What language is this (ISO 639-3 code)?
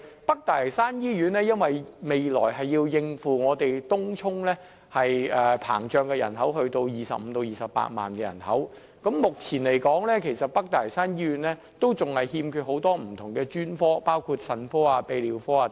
yue